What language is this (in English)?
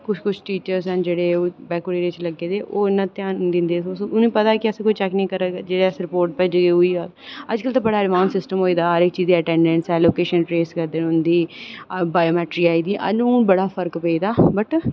Dogri